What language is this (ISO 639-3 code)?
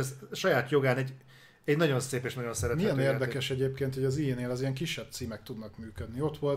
hun